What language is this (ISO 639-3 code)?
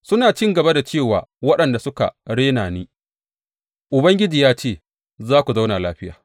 hau